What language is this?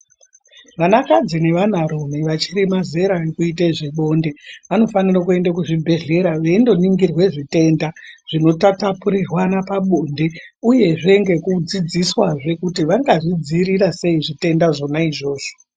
Ndau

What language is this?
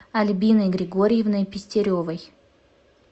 Russian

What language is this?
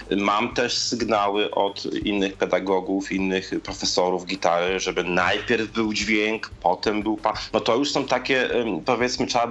Polish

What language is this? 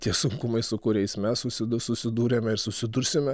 Lithuanian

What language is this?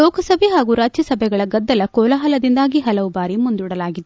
Kannada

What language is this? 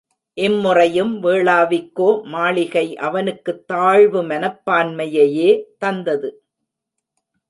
Tamil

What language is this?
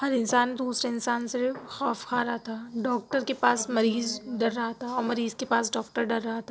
Urdu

